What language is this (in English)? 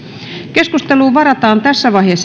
Finnish